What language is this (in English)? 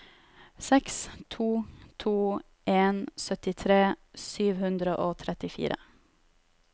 Norwegian